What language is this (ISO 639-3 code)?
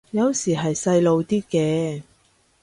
yue